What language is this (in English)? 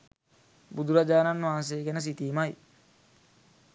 Sinhala